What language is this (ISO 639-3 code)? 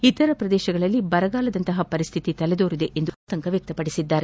kan